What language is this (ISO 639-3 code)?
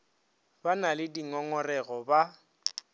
nso